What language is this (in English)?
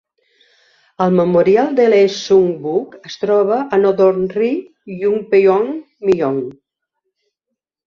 Catalan